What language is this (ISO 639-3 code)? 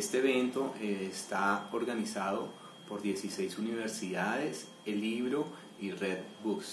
spa